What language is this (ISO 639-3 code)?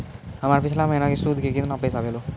mai